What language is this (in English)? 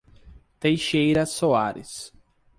Portuguese